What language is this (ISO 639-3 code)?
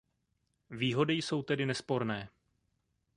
ces